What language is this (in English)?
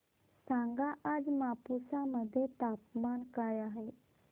Marathi